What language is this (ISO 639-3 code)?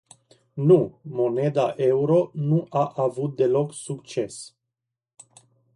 ron